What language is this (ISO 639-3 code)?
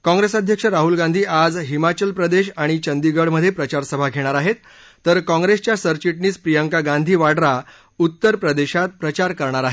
mar